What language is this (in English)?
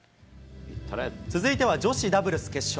Japanese